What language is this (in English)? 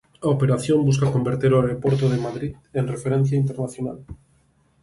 Galician